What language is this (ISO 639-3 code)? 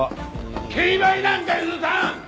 jpn